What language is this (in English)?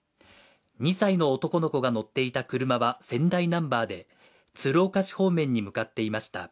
Japanese